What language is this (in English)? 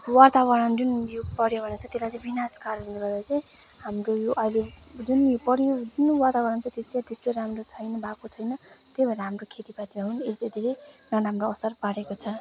Nepali